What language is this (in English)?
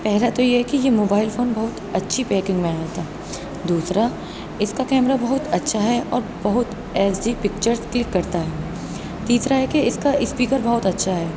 Urdu